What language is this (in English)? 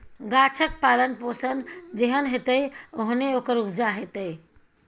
Maithili